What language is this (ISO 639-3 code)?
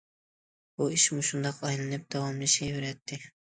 uig